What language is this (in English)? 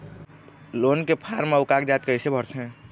Chhattisgarhi